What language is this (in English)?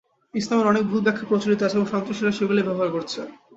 Bangla